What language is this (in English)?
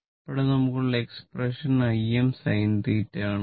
Malayalam